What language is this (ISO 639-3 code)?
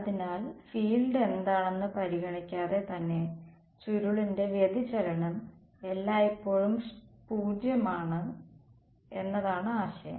mal